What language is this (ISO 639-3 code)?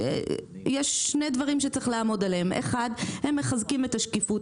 heb